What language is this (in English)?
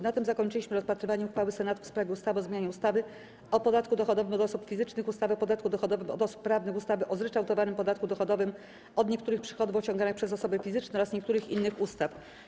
Polish